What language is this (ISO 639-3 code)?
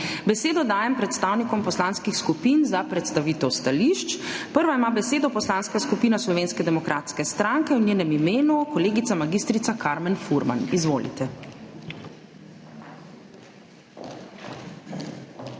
slv